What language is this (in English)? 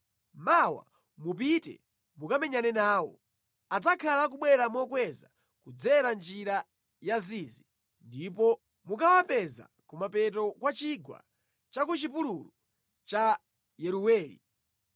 Nyanja